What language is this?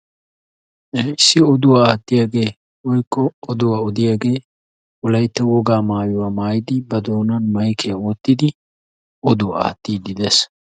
Wolaytta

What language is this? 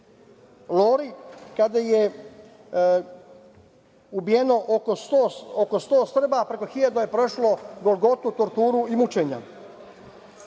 Serbian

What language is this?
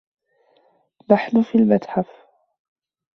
Arabic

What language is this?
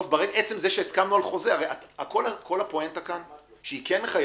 Hebrew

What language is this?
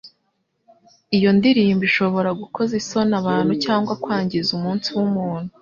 Kinyarwanda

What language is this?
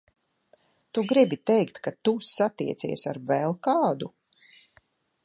Latvian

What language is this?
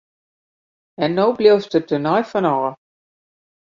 Western Frisian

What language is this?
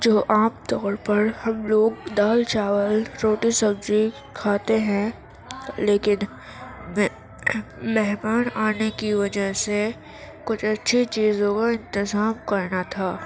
Urdu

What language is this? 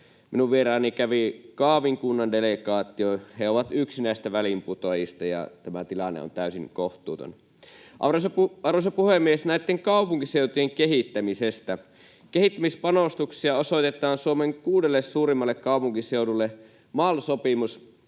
Finnish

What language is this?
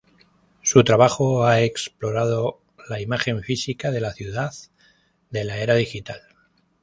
Spanish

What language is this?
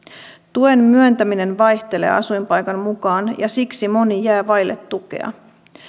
Finnish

